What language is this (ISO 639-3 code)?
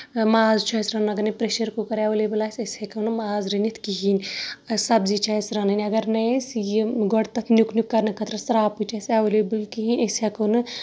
kas